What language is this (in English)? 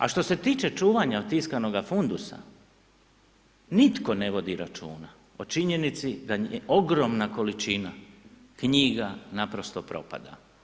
Croatian